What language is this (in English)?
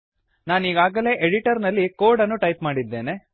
Kannada